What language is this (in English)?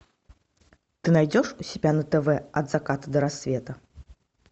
Russian